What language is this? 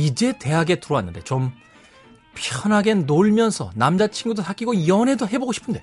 Korean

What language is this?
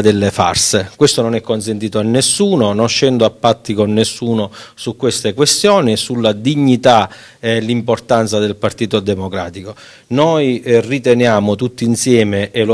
Italian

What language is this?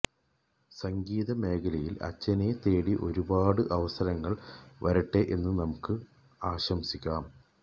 Malayalam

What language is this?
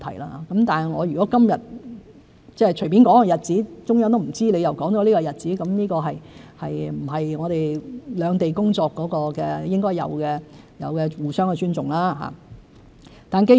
Cantonese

